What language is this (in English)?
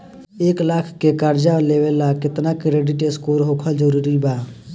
Bhojpuri